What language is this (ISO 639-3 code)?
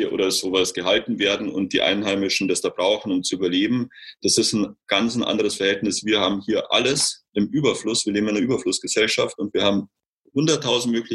deu